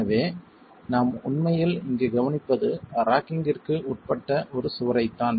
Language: Tamil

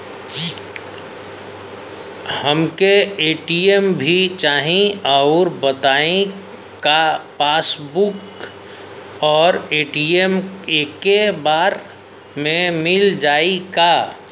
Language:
Bhojpuri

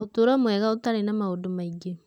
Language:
Kikuyu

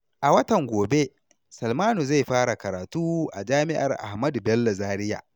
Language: Hausa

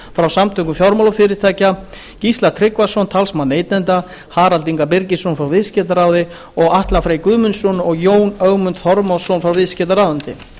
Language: Icelandic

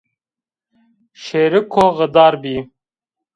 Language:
Zaza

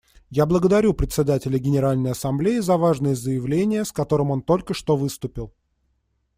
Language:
Russian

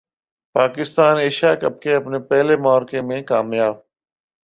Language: Urdu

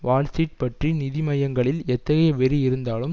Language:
Tamil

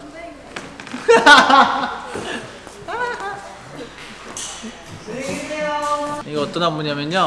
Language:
Korean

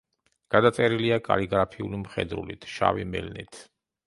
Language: Georgian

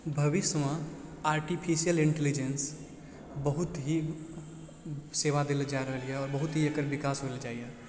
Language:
Maithili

